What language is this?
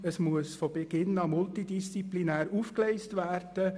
Swiss German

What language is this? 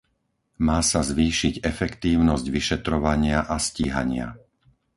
Slovak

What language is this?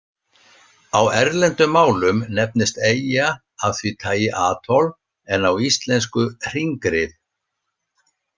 Icelandic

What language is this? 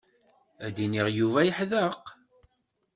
Kabyle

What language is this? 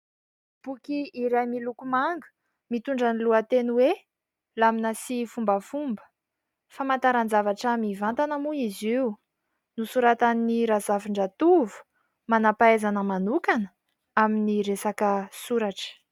Malagasy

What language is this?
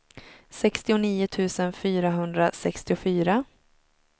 Swedish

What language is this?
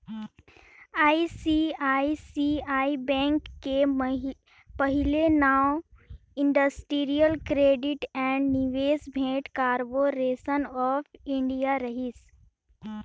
Chhattisgarhi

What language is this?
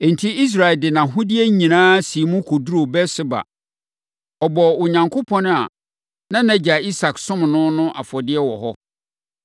Akan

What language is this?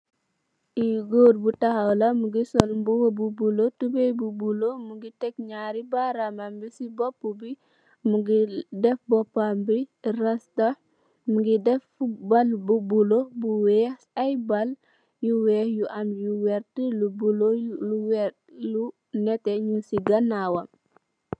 Wolof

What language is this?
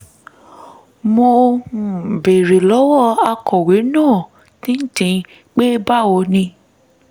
Yoruba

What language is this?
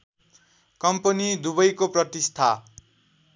Nepali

